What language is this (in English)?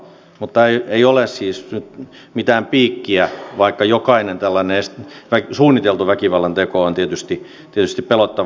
Finnish